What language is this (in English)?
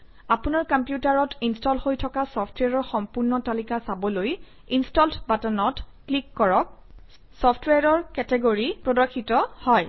Assamese